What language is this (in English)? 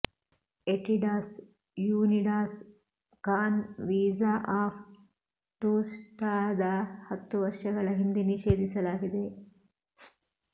Kannada